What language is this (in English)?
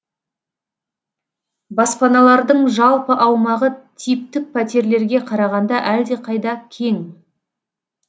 Kazakh